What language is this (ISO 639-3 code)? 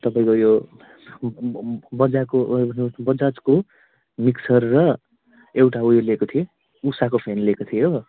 nep